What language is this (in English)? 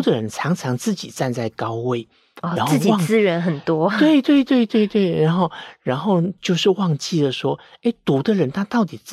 Chinese